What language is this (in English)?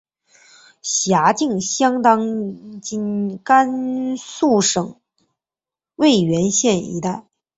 Chinese